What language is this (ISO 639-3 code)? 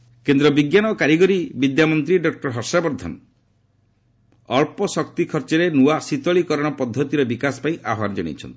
ori